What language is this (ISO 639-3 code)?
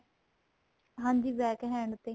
pan